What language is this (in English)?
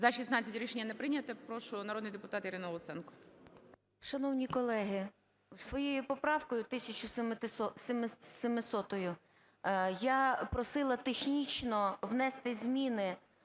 Ukrainian